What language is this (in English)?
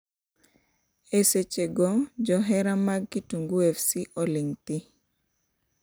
Luo (Kenya and Tanzania)